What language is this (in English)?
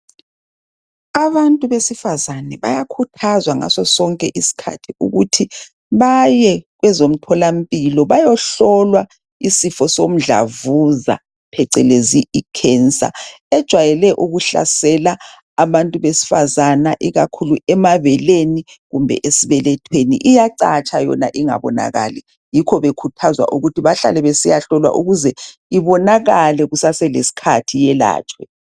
North Ndebele